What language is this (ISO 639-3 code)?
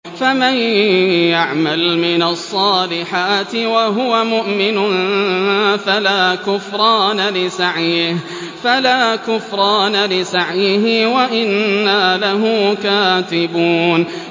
ara